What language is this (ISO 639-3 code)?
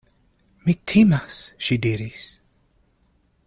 epo